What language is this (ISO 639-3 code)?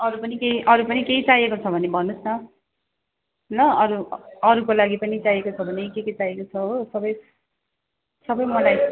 nep